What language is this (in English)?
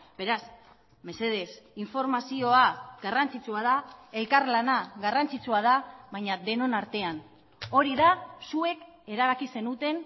Basque